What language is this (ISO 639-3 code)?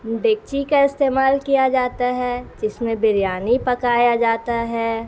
urd